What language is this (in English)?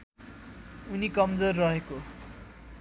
Nepali